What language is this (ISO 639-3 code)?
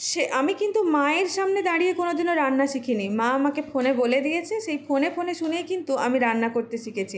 ben